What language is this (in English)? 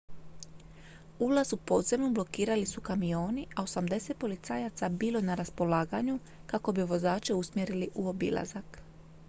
Croatian